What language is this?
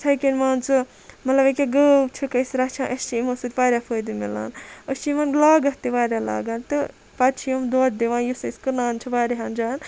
Kashmiri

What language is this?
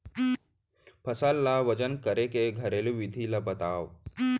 Chhattisgarhi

